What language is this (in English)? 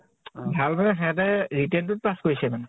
Assamese